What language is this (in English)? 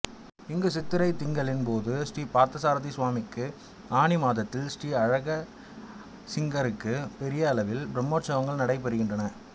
Tamil